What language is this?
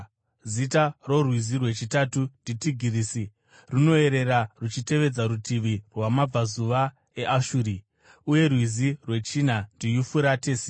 Shona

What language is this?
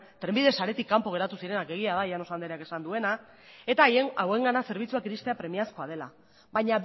Basque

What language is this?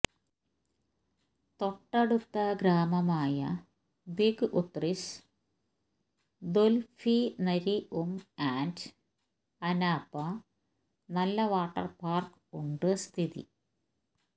Malayalam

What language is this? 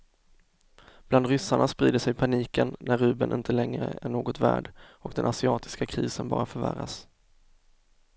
Swedish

